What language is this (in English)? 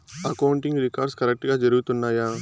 Telugu